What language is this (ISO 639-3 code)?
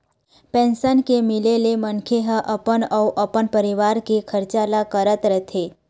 hne